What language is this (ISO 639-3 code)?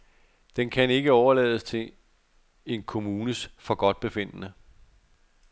dan